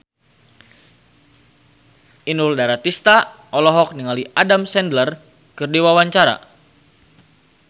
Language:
Sundanese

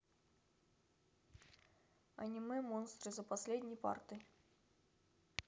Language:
Russian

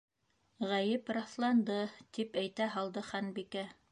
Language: Bashkir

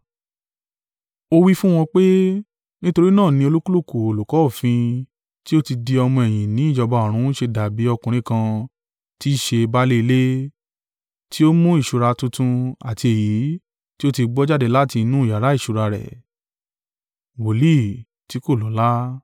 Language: Yoruba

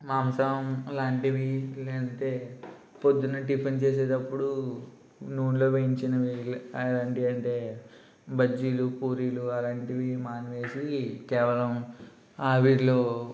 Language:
Telugu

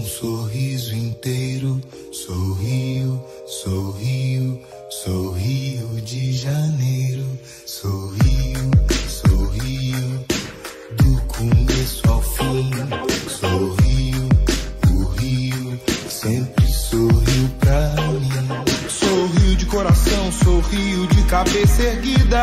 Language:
Portuguese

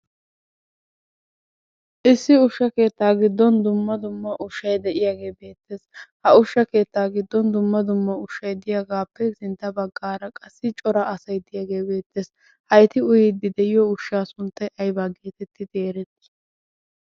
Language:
Wolaytta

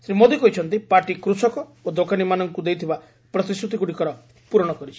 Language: Odia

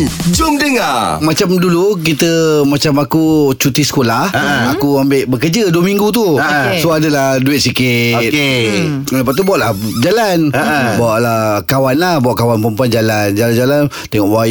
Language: Malay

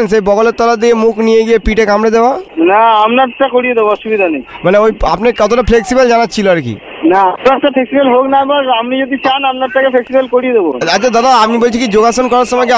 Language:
Bangla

